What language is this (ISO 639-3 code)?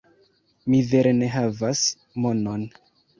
epo